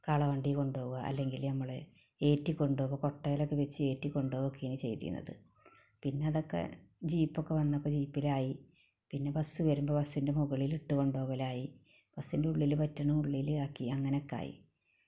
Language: Malayalam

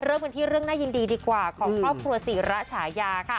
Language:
Thai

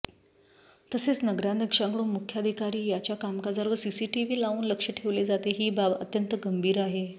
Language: Marathi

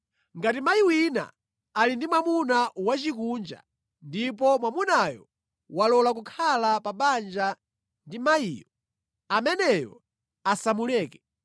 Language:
Nyanja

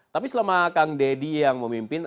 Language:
Indonesian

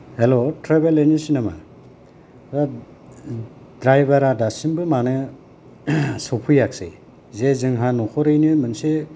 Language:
Bodo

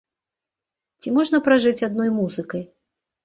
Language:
Belarusian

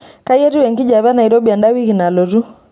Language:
Masai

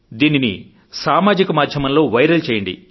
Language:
Telugu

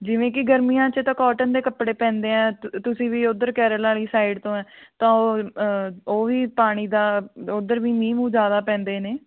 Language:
Punjabi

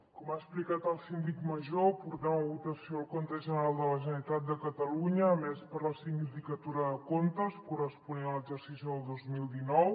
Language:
Catalan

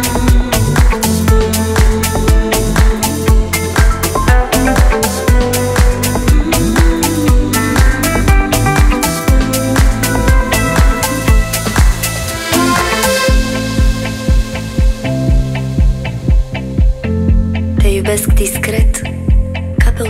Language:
Romanian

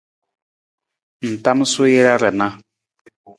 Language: Nawdm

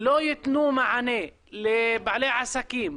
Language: Hebrew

